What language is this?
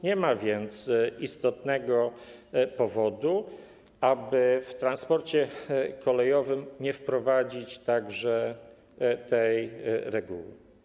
Polish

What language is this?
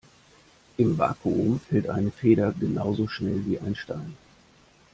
German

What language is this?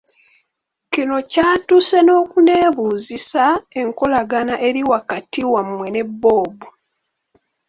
Ganda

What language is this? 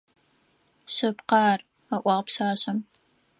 Adyghe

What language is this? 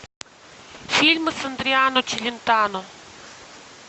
Russian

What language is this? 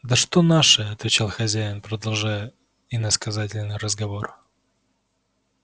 Russian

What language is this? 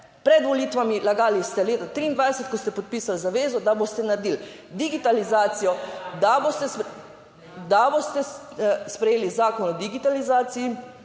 Slovenian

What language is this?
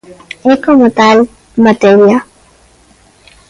Galician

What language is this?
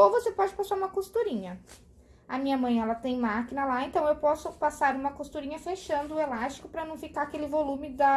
Portuguese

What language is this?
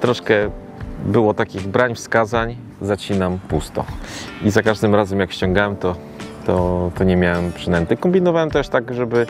Polish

